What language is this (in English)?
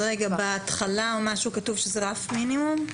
Hebrew